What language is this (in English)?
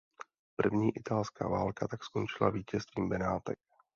Czech